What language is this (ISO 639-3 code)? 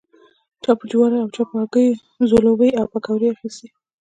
pus